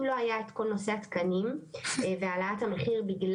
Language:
Hebrew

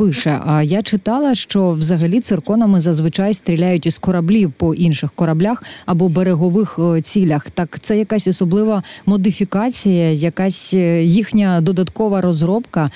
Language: Ukrainian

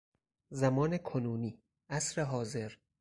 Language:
Persian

